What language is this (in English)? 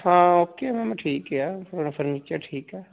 Punjabi